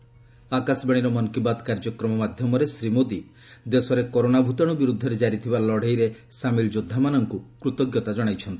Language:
Odia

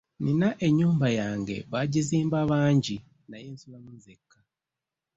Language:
Ganda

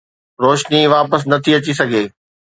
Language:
Sindhi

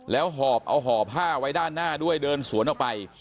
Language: Thai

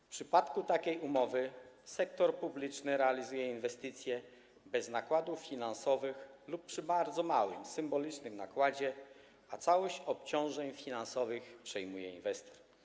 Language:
Polish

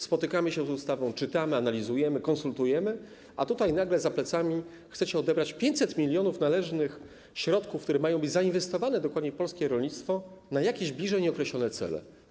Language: Polish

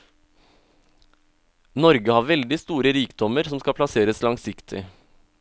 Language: Norwegian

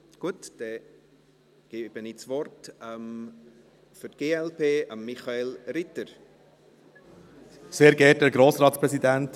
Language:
Swiss German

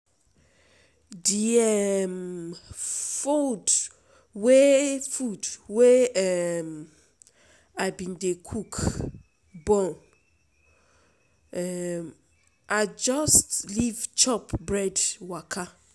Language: Nigerian Pidgin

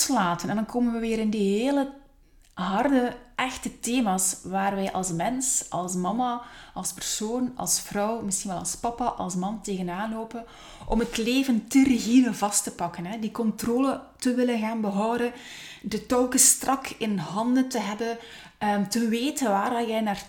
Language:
Dutch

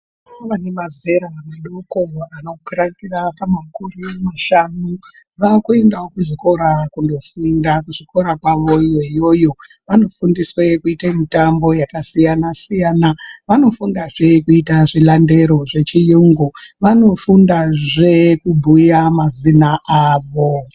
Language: Ndau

